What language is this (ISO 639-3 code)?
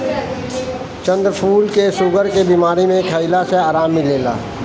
bho